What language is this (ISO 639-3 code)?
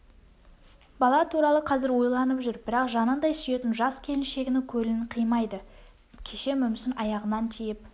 kaz